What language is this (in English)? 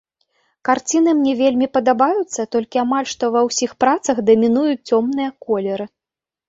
Belarusian